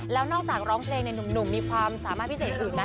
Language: Thai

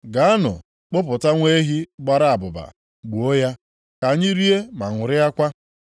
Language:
Igbo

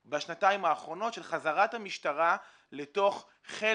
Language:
Hebrew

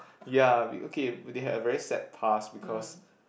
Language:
English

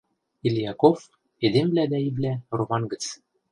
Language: Western Mari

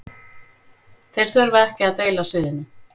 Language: Icelandic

